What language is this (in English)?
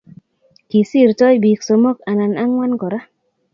Kalenjin